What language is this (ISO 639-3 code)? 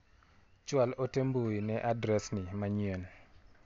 luo